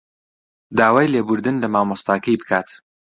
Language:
Central Kurdish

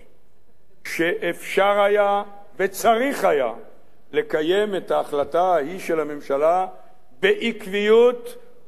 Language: Hebrew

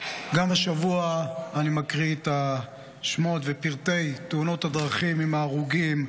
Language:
Hebrew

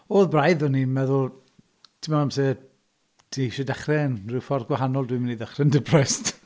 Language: Welsh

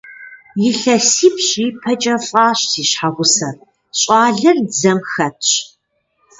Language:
Kabardian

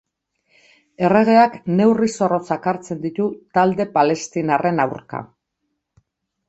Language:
Basque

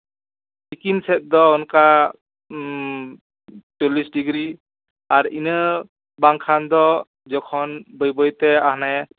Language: Santali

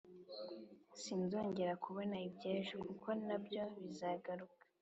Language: Kinyarwanda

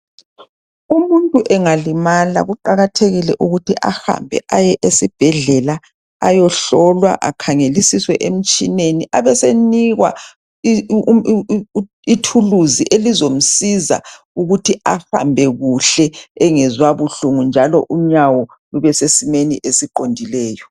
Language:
North Ndebele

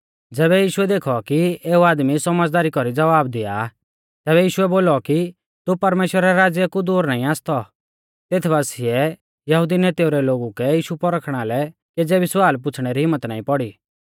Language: Mahasu Pahari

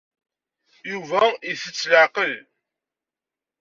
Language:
Kabyle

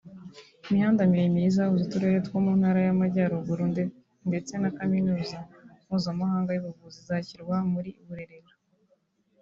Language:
Kinyarwanda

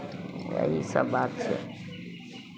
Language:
Maithili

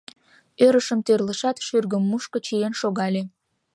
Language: Mari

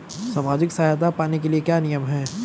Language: Hindi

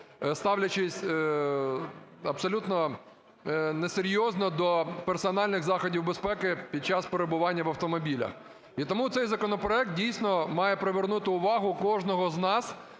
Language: Ukrainian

